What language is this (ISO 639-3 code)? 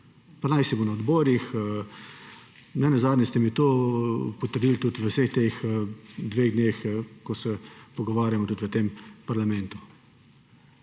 slv